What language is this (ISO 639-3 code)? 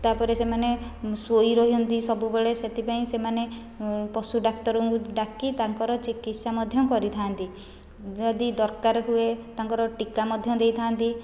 ori